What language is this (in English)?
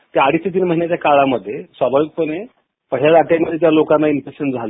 Marathi